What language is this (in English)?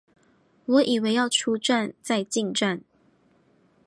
Chinese